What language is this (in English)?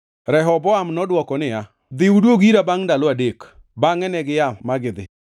Luo (Kenya and Tanzania)